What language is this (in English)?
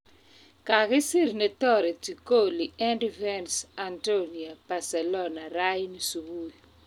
Kalenjin